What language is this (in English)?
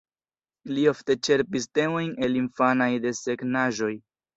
Esperanto